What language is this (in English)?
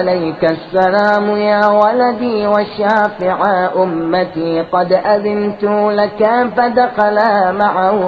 Arabic